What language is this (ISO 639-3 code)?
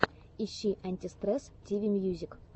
rus